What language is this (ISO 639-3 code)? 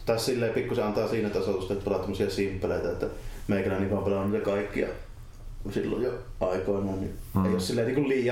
fin